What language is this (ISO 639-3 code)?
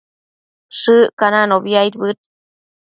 mcf